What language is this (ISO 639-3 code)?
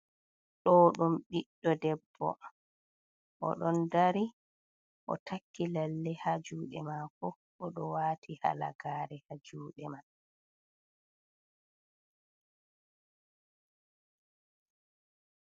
ful